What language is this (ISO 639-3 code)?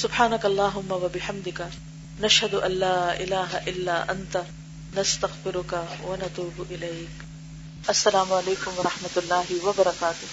urd